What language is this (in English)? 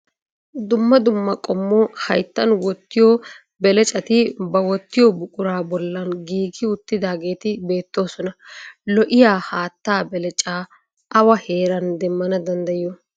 Wolaytta